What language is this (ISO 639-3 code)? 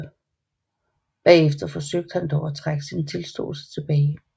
dan